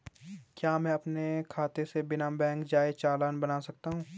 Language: Hindi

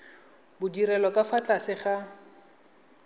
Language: Tswana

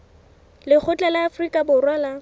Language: Southern Sotho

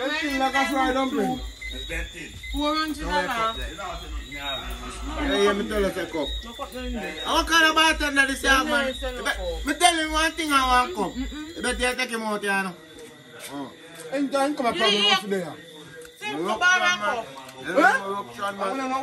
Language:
English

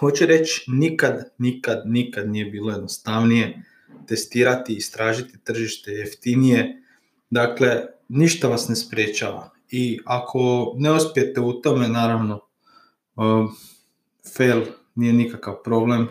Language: Croatian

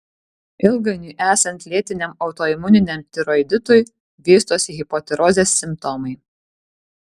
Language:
Lithuanian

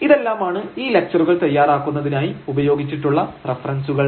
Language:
Malayalam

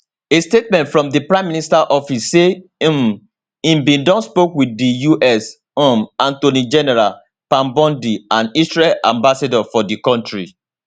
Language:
Nigerian Pidgin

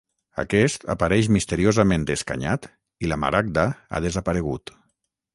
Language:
Catalan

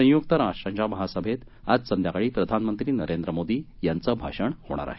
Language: Marathi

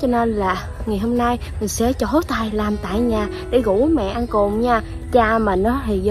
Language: Vietnamese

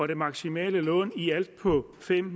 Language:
Danish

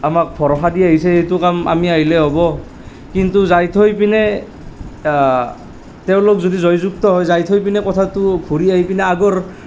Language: Assamese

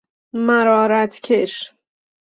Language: Persian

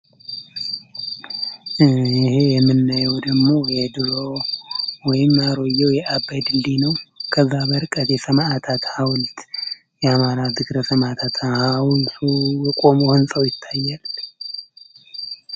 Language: Amharic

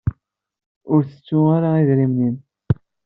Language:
Kabyle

